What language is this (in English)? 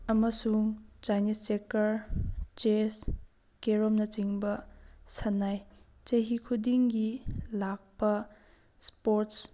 Manipuri